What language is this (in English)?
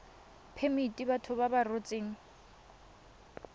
Tswana